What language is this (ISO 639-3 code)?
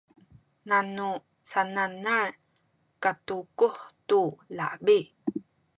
szy